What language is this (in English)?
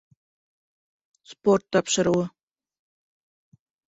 Bashkir